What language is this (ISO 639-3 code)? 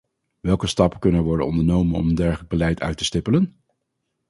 nld